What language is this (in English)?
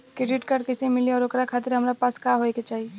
Bhojpuri